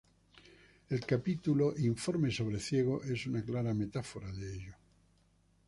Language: Spanish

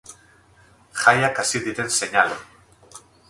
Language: Basque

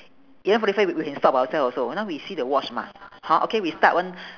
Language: English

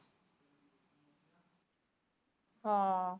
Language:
Punjabi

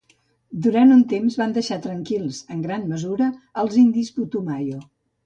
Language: Catalan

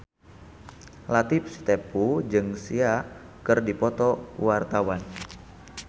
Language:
Sundanese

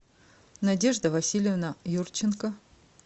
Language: Russian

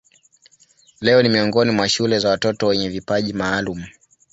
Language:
Swahili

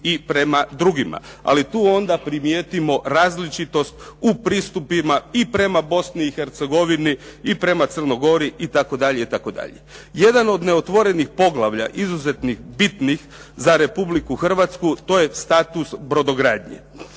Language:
Croatian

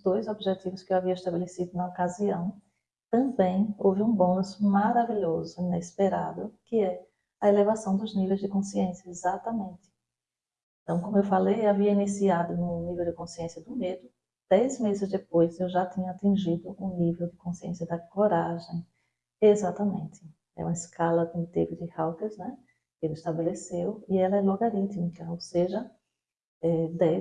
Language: Portuguese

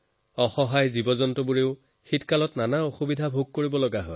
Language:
Assamese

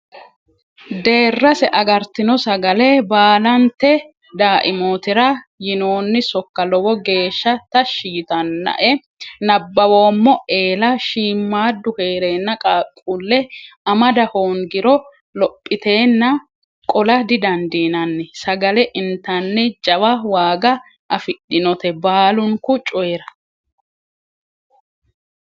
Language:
Sidamo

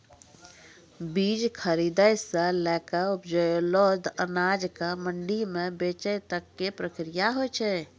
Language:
Maithili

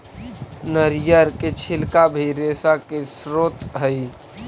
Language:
Magahi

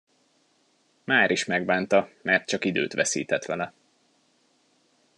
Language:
Hungarian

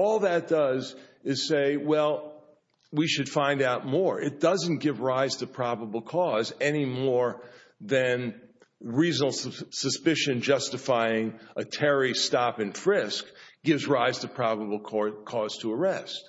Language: English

